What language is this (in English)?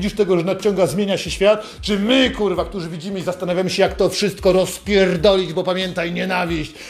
Polish